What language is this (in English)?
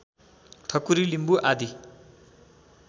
Nepali